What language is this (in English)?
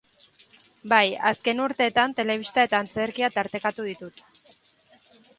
Basque